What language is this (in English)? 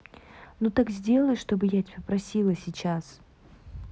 Russian